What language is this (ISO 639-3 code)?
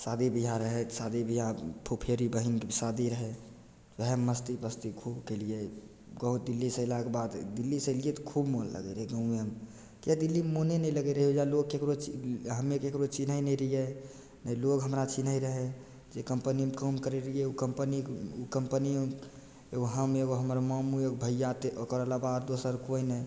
mai